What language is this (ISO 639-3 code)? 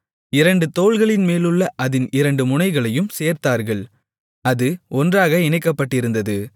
tam